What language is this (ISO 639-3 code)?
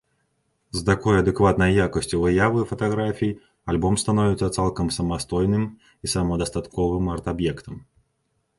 bel